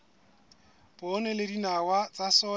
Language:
Southern Sotho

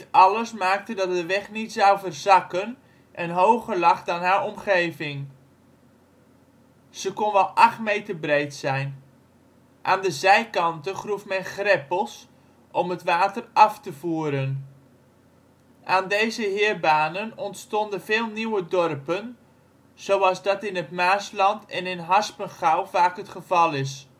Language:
Dutch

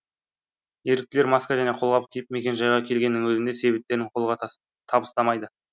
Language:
Kazakh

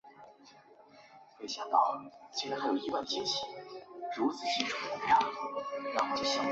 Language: Chinese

